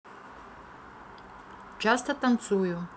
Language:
Russian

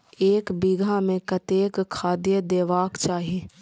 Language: Maithili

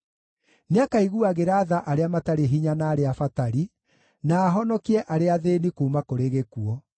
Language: Kikuyu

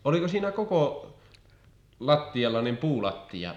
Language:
Finnish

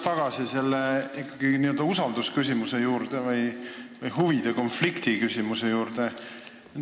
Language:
Estonian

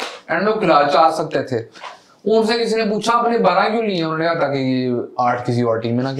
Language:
Hindi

